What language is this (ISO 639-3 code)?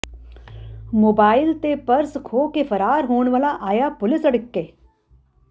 pan